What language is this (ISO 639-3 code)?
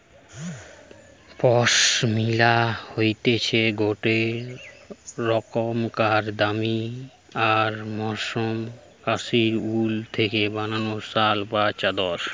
ben